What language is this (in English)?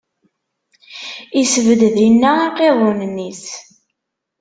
Kabyle